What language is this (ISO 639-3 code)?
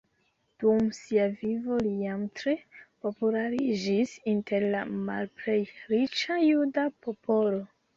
epo